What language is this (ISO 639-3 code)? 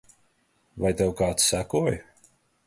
lav